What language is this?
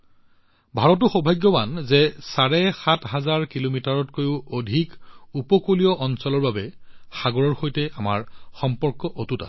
Assamese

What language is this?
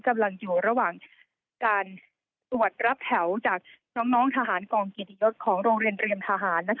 Thai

